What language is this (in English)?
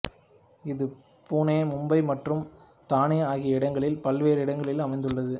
Tamil